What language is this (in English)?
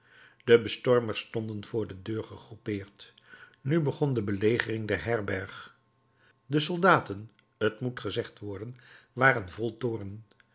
Dutch